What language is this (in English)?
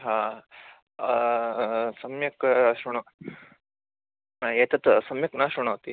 Sanskrit